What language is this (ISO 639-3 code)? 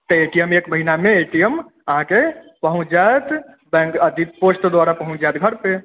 mai